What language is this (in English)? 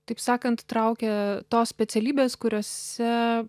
Lithuanian